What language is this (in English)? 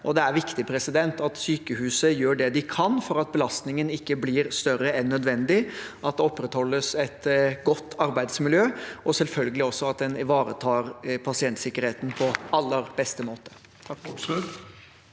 Norwegian